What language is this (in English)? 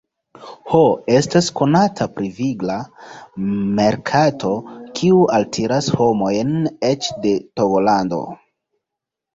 Esperanto